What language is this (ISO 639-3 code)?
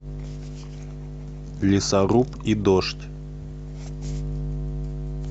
rus